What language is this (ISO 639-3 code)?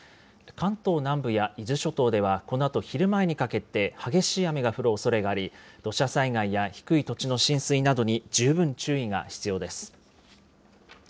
jpn